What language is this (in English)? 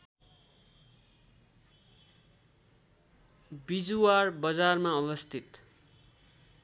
Nepali